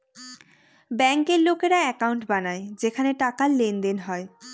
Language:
Bangla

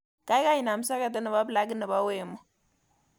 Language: Kalenjin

